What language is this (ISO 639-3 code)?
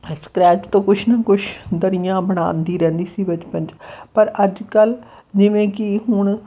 pan